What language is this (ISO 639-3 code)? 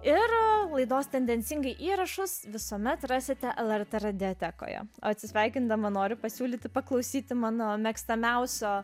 lit